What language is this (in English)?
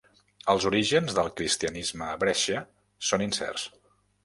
Catalan